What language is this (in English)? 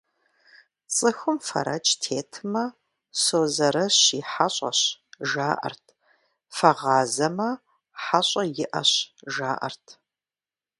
Kabardian